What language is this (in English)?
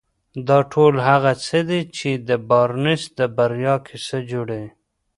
Pashto